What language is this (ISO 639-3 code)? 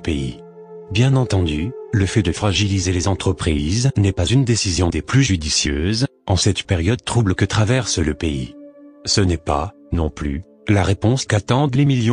fra